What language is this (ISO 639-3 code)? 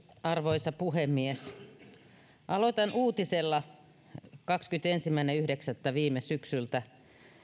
fin